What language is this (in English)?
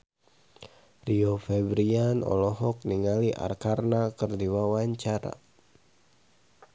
Sundanese